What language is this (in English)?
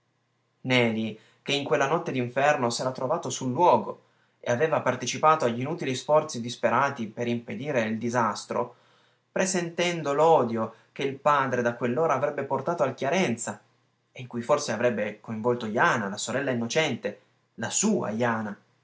Italian